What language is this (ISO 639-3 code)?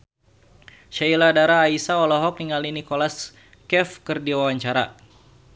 sun